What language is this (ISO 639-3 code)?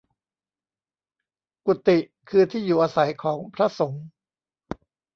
tha